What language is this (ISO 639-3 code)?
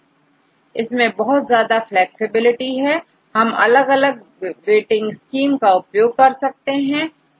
hin